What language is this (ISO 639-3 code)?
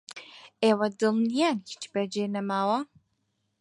ckb